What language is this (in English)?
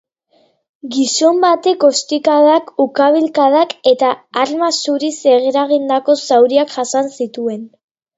Basque